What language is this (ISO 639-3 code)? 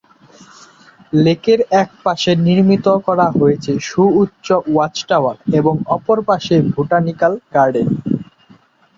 ben